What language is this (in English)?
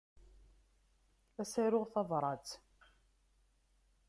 Kabyle